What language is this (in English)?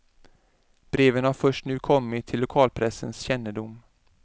Swedish